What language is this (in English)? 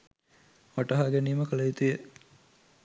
Sinhala